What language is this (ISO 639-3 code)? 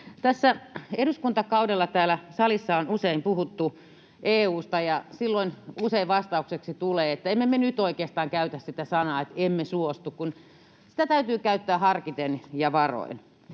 fin